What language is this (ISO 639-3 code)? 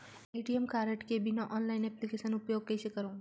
hne